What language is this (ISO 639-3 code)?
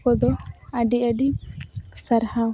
sat